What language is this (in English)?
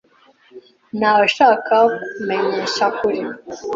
Kinyarwanda